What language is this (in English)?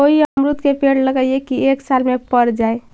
Magahi